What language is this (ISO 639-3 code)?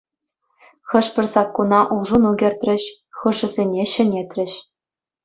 chv